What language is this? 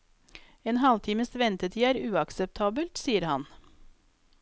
Norwegian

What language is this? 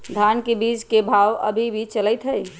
Magahi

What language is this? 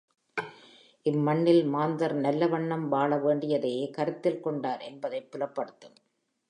Tamil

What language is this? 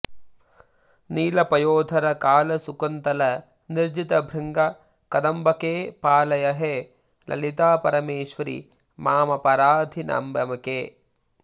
Sanskrit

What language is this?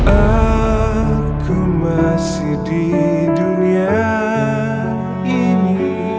Indonesian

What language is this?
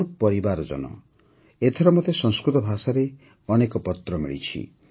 Odia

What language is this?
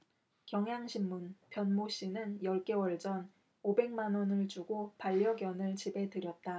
Korean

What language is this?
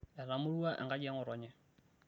Masai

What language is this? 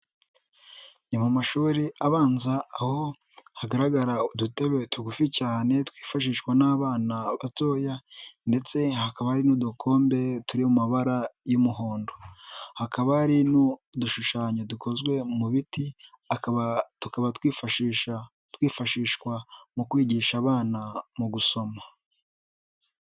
Kinyarwanda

